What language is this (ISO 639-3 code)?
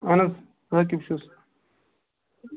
kas